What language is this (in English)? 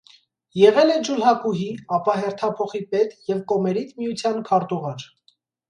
Armenian